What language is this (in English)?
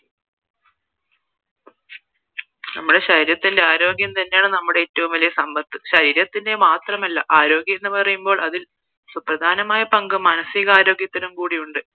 Malayalam